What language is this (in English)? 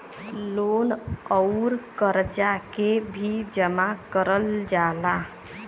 Bhojpuri